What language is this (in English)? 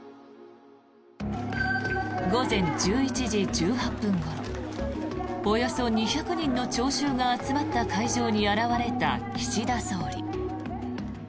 Japanese